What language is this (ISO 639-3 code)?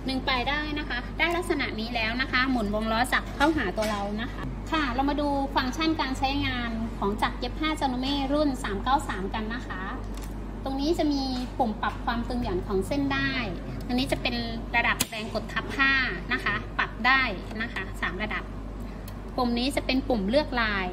tha